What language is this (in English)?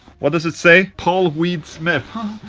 English